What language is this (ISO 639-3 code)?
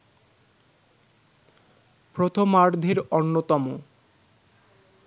ben